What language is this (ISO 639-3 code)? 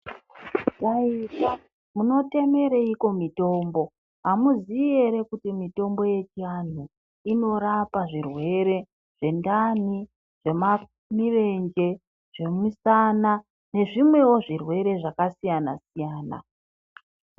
ndc